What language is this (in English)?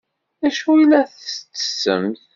Kabyle